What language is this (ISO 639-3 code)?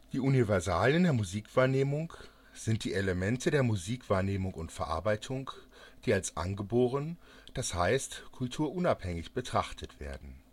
deu